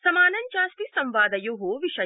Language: Sanskrit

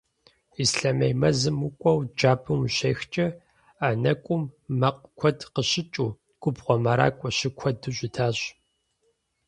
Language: Kabardian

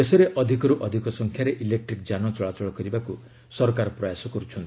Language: Odia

